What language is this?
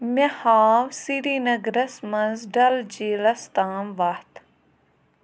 Kashmiri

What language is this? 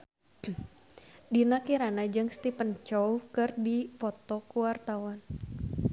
Sundanese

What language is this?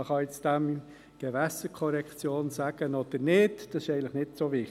Swiss German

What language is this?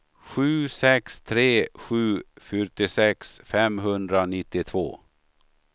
Swedish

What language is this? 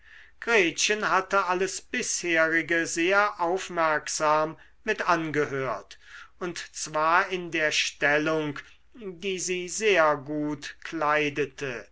German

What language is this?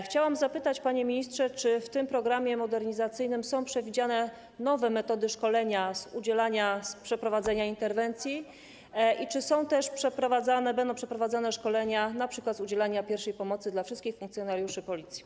Polish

